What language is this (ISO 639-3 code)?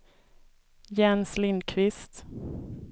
swe